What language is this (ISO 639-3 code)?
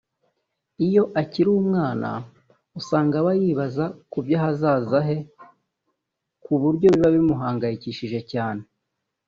kin